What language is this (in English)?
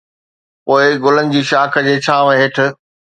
Sindhi